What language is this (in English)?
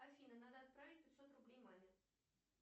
Russian